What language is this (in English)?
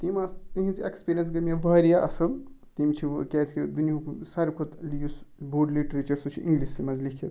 Kashmiri